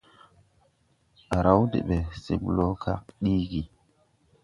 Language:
Tupuri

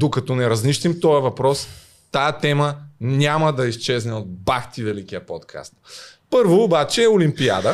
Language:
Bulgarian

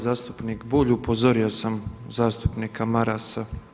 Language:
Croatian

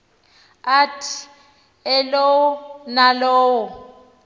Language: Xhosa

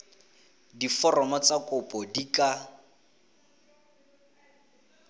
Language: Tswana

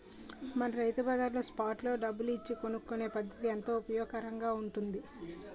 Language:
Telugu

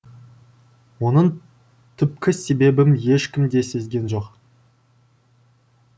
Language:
Kazakh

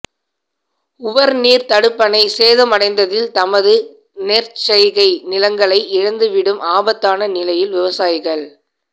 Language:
Tamil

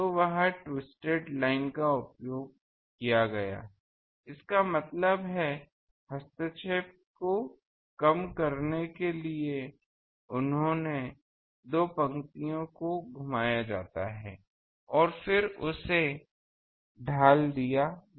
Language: Hindi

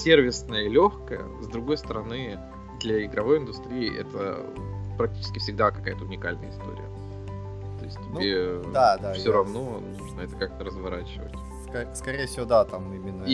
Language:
Russian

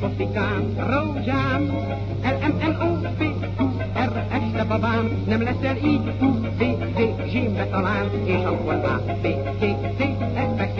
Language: Arabic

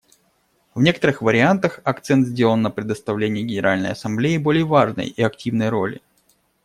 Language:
Russian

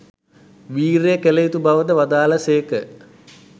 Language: Sinhala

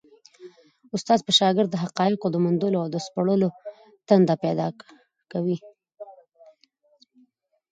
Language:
Pashto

